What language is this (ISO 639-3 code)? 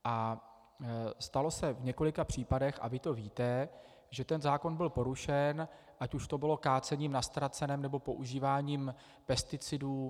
ces